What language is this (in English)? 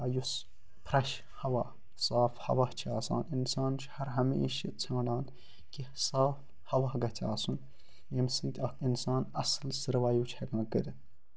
Kashmiri